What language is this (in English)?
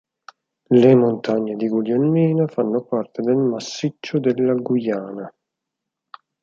Italian